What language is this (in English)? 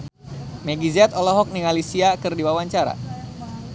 Sundanese